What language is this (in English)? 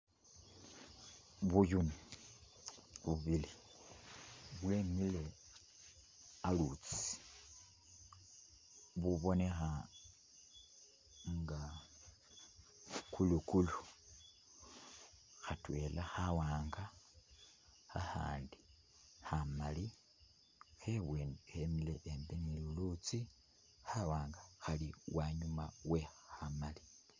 Masaaba